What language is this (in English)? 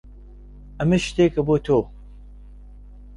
Central Kurdish